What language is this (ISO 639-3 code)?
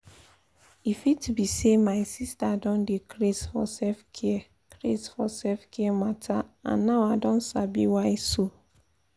pcm